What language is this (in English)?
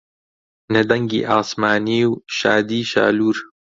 Central Kurdish